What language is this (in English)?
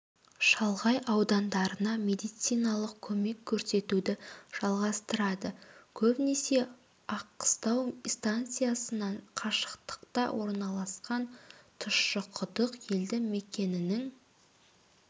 Kazakh